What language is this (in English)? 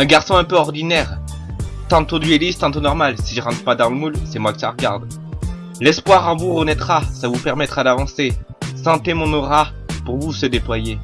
French